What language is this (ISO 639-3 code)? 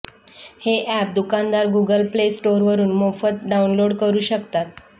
mar